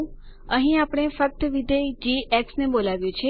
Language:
Gujarati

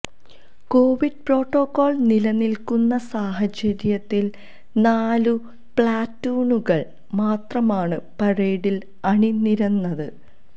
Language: Malayalam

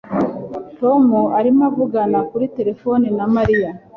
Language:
Kinyarwanda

